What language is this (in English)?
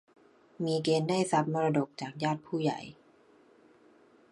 Thai